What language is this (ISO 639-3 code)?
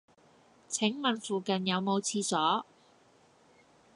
yue